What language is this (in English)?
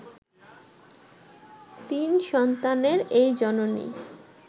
Bangla